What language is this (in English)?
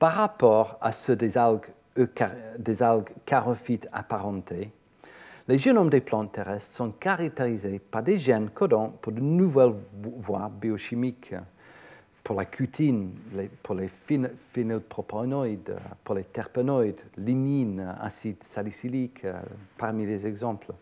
French